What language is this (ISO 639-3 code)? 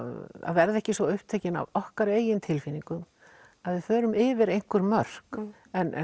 isl